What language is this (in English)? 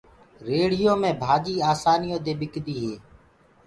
Gurgula